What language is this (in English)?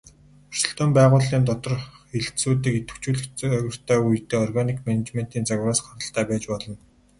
Mongolian